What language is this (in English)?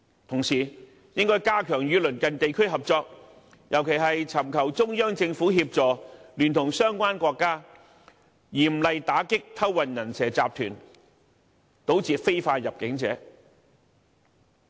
Cantonese